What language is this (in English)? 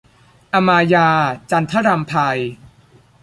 Thai